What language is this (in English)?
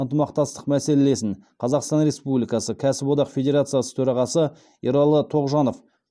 Kazakh